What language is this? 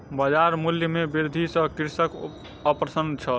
Maithili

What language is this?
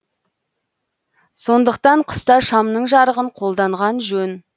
Kazakh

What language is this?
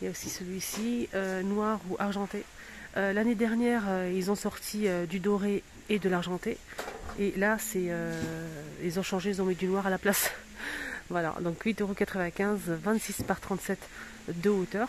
French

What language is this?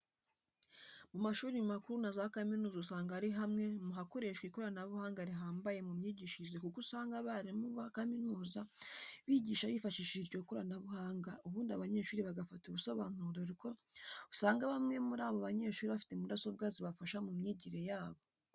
Kinyarwanda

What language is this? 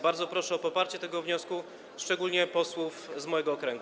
Polish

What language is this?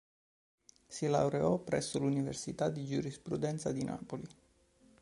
Italian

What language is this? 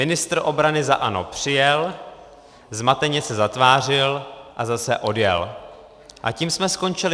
Czech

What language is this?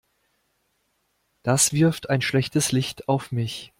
German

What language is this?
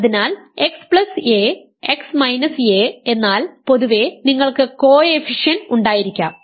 Malayalam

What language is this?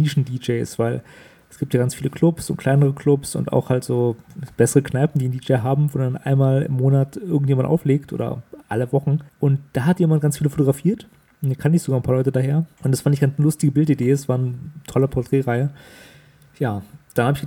German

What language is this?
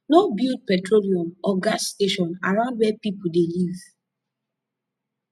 Nigerian Pidgin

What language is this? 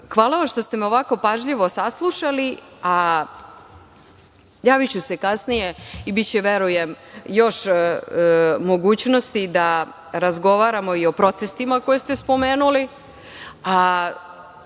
Serbian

